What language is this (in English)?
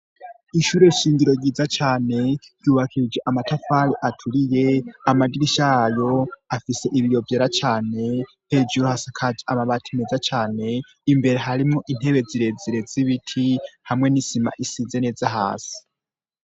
Rundi